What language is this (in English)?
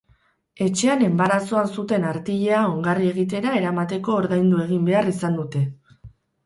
Basque